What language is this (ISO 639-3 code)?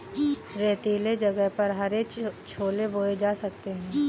hin